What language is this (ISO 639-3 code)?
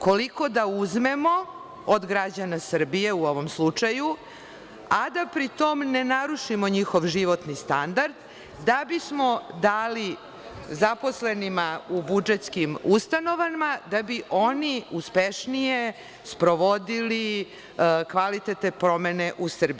srp